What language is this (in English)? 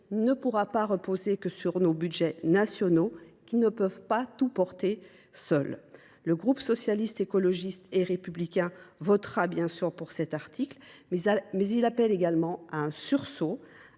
French